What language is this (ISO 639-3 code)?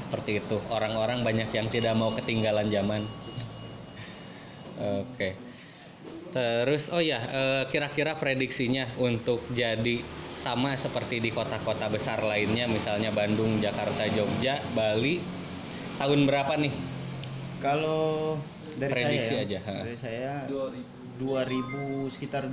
ind